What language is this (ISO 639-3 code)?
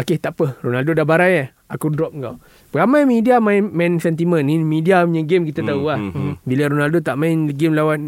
msa